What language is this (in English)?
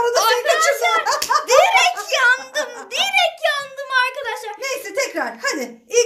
Turkish